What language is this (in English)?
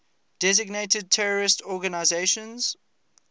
English